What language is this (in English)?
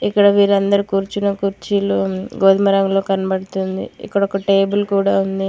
Telugu